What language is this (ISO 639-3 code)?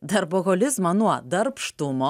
lit